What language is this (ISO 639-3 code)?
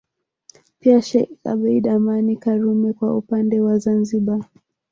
swa